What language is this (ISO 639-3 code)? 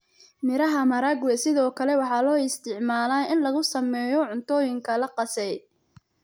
som